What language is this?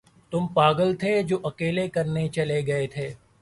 Urdu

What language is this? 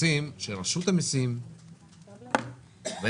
Hebrew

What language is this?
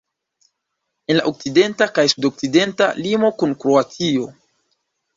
Esperanto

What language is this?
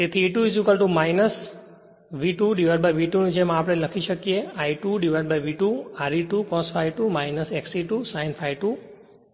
Gujarati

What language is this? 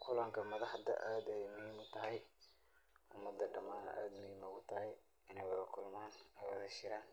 Somali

